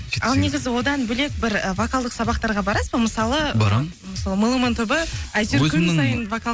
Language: Kazakh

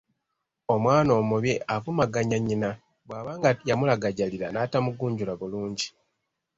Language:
Ganda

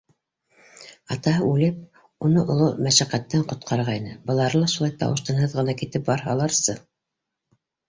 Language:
Bashkir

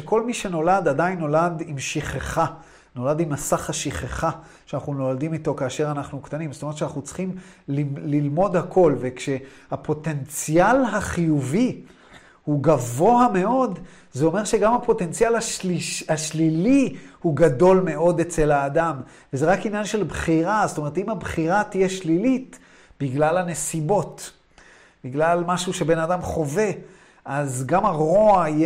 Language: Hebrew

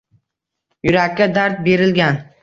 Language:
Uzbek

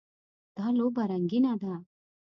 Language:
Pashto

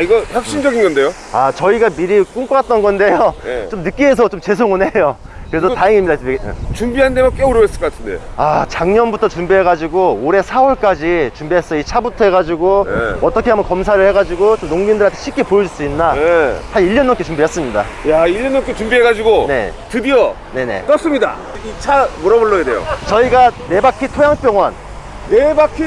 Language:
Korean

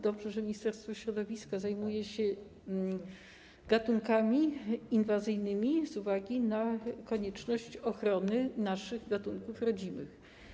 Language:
Polish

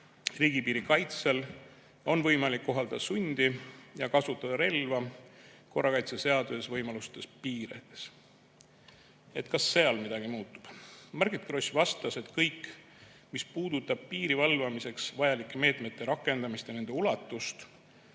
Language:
Estonian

